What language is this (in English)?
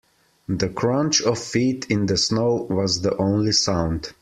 English